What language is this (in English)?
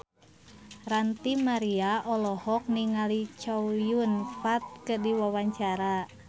Sundanese